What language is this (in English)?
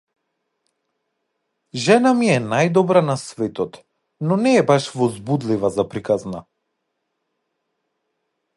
Macedonian